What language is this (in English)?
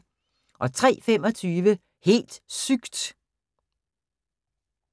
Danish